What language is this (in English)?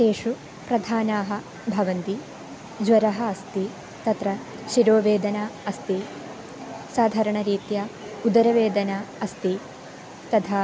Sanskrit